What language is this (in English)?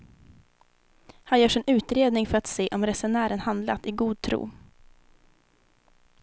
Swedish